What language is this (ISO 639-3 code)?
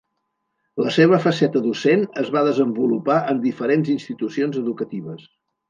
cat